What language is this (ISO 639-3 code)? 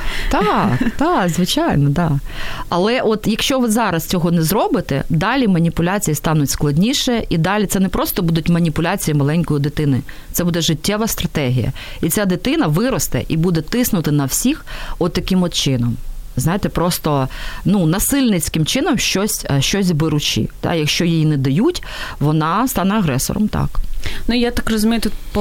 ukr